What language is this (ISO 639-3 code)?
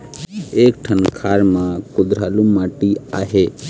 hne